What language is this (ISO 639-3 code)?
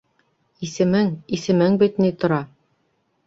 bak